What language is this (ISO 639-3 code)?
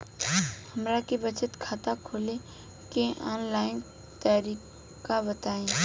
bho